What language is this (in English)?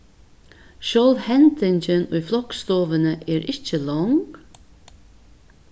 Faroese